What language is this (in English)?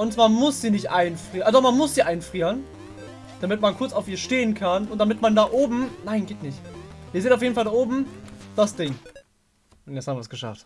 German